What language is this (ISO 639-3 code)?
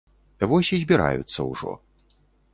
bel